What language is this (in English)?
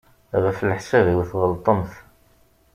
Kabyle